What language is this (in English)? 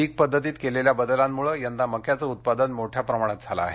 Marathi